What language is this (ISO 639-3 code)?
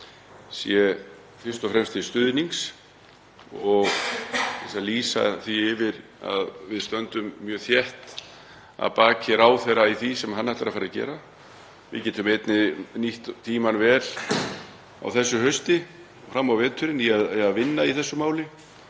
isl